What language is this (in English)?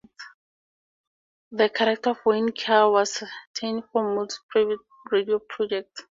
English